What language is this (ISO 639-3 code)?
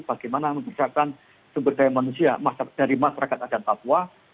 ind